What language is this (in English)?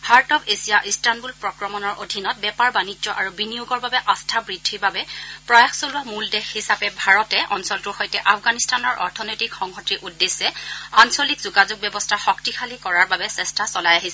Assamese